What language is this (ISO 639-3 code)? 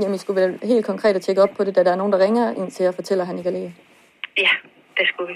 dan